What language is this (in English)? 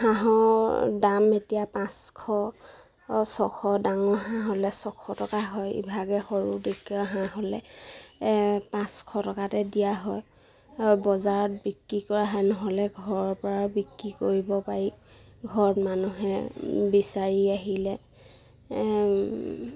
Assamese